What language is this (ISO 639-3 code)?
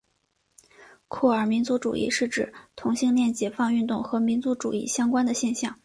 zho